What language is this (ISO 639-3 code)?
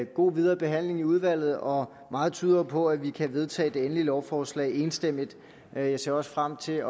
dan